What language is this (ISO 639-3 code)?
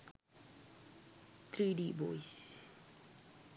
sin